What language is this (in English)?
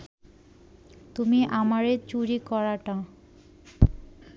Bangla